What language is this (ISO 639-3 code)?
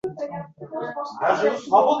uzb